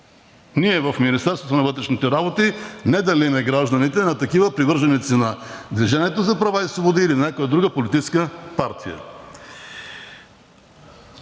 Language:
Bulgarian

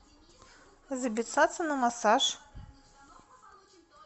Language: Russian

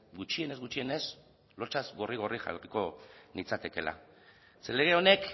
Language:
Basque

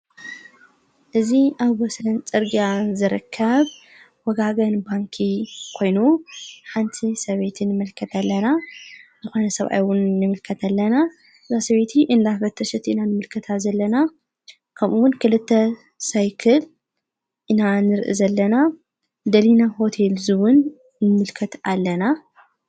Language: Tigrinya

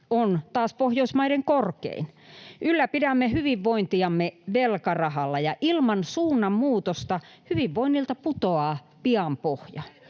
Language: Finnish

